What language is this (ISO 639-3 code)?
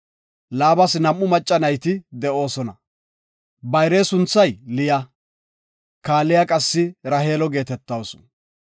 gof